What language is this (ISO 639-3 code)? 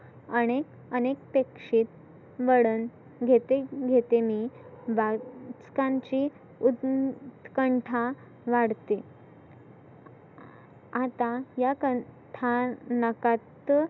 mar